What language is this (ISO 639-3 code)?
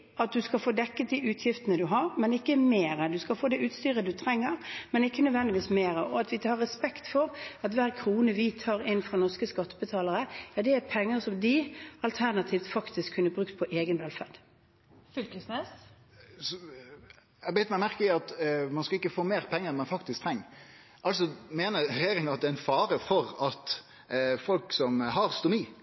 nor